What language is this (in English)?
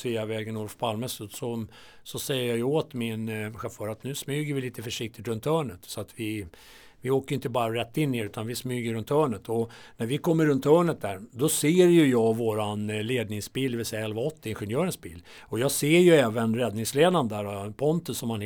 Swedish